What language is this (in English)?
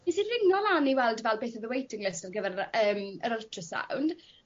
Welsh